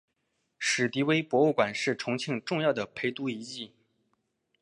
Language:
Chinese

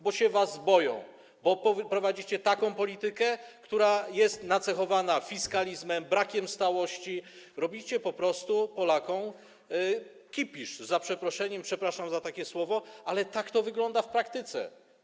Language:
Polish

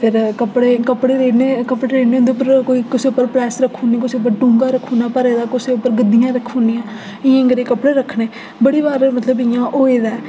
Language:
Dogri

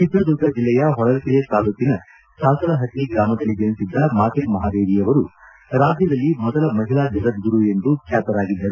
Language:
Kannada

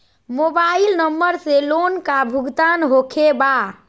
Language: Magahi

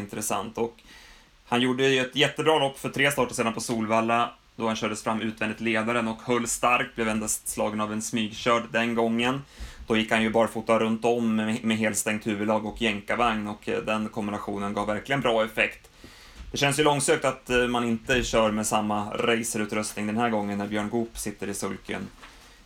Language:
Swedish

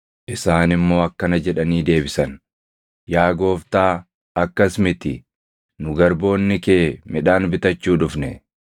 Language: Oromo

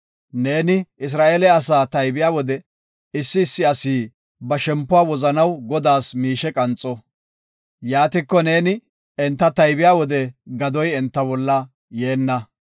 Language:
Gofa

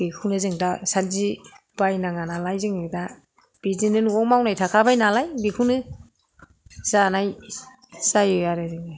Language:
Bodo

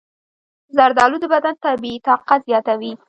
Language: Pashto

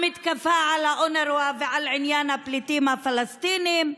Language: Hebrew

